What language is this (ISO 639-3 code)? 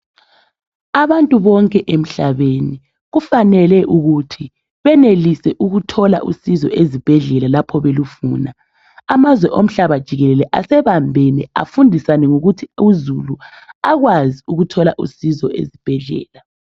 nde